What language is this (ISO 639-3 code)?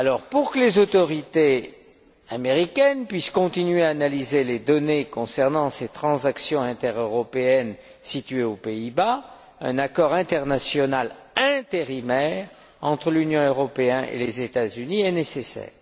fra